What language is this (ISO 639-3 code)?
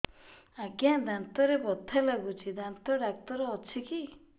ori